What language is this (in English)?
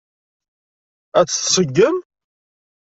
Kabyle